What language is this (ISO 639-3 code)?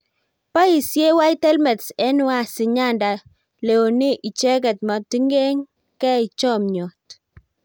kln